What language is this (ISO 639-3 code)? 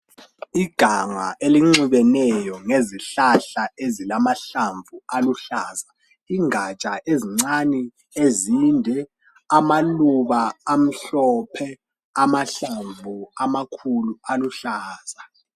nde